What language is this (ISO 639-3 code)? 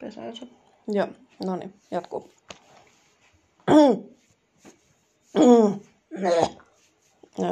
fin